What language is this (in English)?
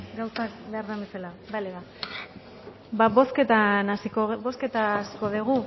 Basque